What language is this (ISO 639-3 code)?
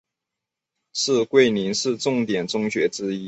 zho